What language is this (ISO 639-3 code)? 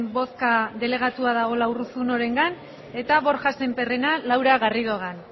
eus